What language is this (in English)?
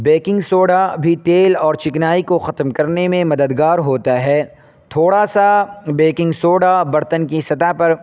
Urdu